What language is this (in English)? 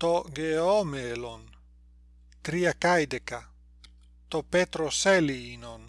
Greek